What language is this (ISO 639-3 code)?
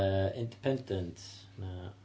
cym